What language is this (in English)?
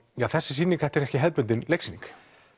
Icelandic